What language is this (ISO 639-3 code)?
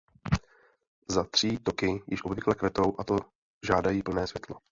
ces